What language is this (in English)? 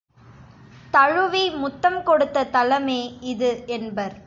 Tamil